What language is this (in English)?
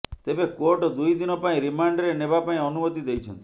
Odia